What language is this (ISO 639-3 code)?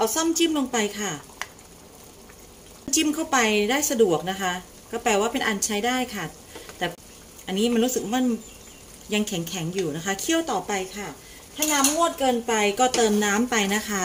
tha